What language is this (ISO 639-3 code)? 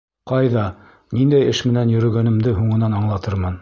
bak